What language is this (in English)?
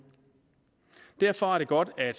Danish